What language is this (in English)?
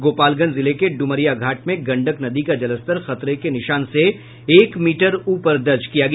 Hindi